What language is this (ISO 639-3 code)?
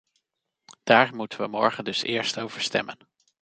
nld